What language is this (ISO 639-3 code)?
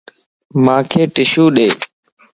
lss